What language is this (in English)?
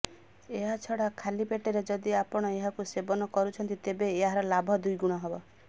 Odia